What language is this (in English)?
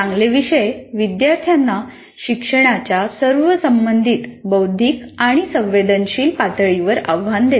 Marathi